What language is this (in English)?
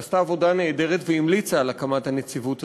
Hebrew